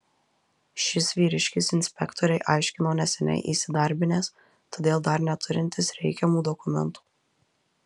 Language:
Lithuanian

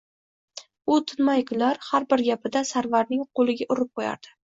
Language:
Uzbek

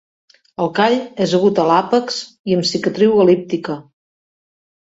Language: Catalan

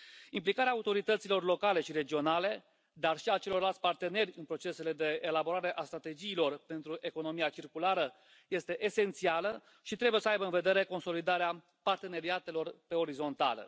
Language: Romanian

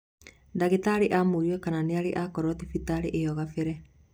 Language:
Kikuyu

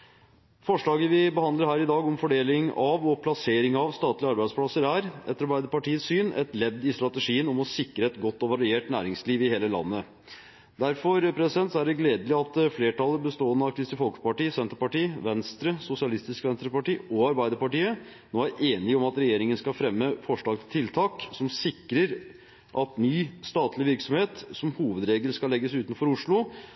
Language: Norwegian Bokmål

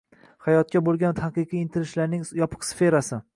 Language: Uzbek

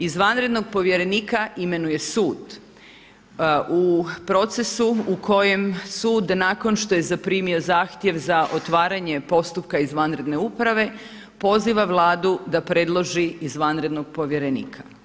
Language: Croatian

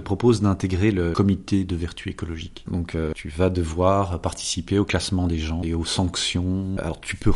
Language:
French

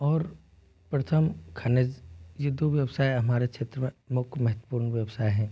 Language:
Hindi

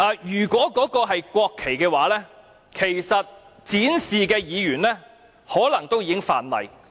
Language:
Cantonese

